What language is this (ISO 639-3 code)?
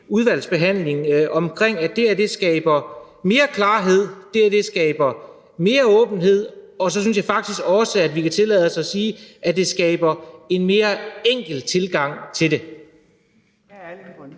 dan